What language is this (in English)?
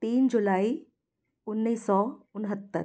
Hindi